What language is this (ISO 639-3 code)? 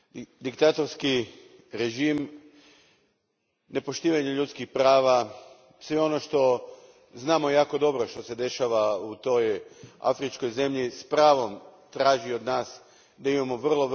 hrv